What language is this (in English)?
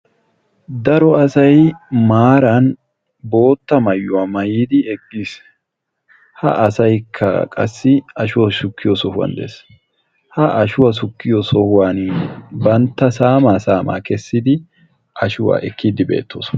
Wolaytta